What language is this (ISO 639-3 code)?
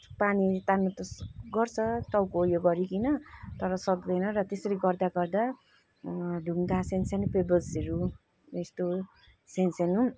nep